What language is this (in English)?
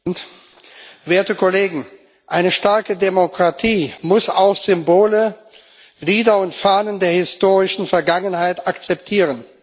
German